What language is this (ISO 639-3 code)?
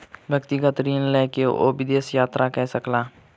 mai